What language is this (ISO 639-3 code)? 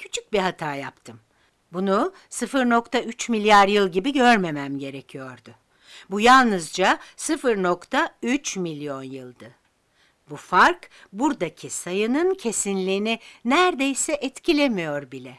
tur